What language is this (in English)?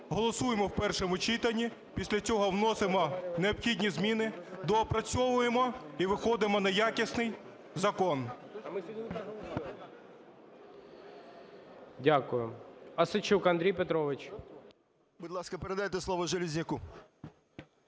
Ukrainian